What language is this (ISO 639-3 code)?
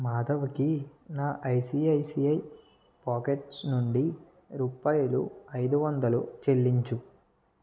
tel